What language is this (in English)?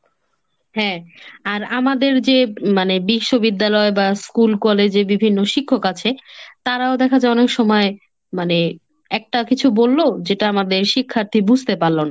Bangla